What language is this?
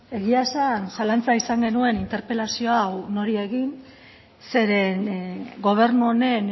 Basque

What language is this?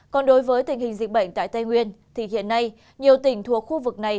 Vietnamese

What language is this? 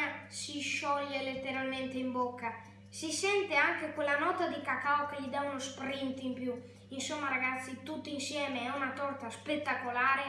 Italian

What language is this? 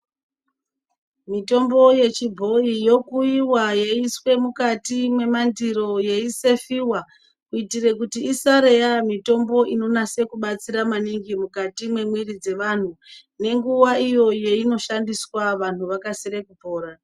Ndau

